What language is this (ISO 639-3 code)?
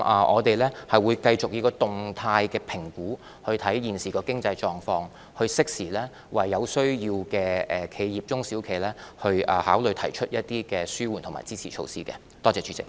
yue